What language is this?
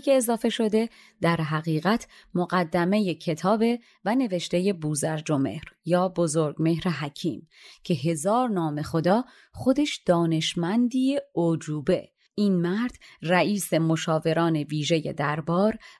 Persian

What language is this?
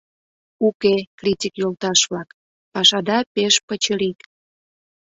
Mari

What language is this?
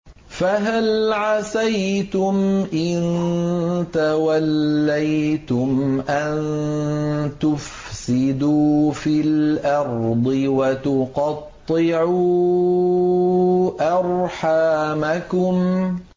Arabic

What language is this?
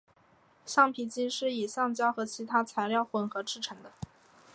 Chinese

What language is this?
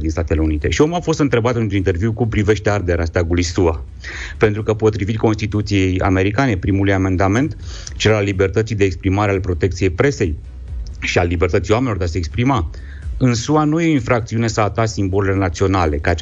Romanian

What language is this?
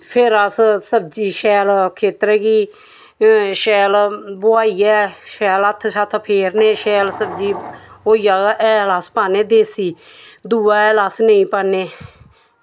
Dogri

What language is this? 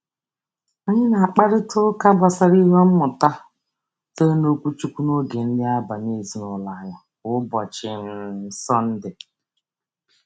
Igbo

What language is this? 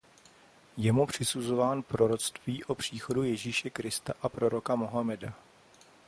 Czech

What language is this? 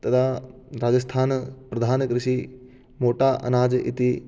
Sanskrit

